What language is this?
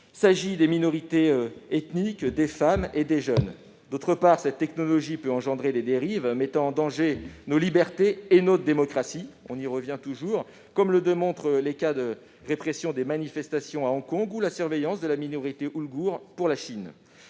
French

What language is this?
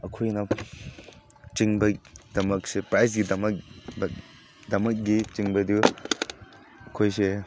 Manipuri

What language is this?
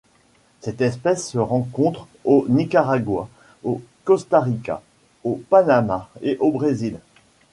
French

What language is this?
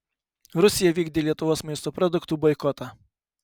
Lithuanian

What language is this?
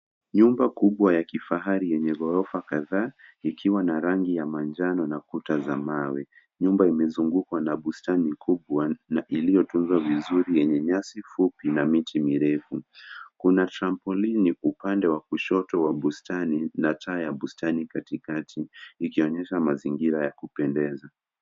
Swahili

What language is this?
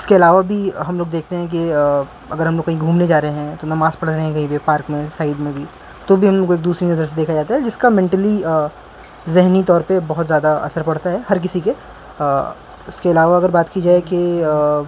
Urdu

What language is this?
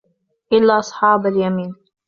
Arabic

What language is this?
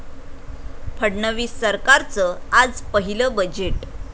Marathi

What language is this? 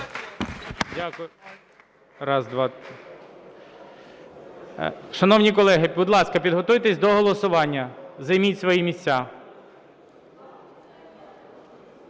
Ukrainian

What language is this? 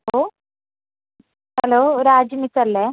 Malayalam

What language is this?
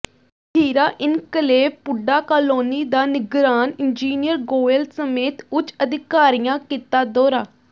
Punjabi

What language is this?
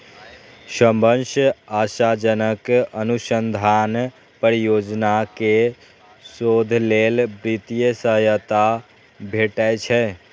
Maithili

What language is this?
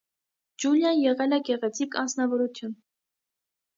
Armenian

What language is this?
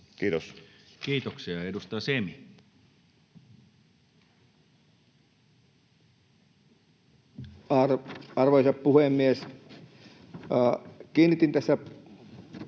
Finnish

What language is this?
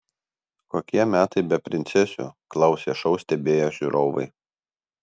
Lithuanian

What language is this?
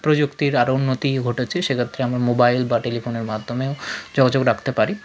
Bangla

